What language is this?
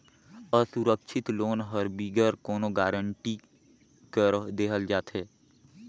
Chhattisgarhi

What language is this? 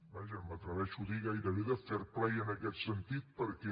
Catalan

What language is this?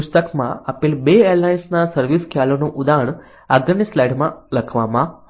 Gujarati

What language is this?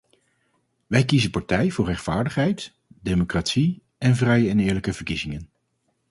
Dutch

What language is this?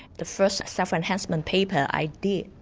English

